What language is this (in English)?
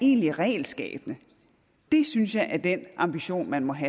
Danish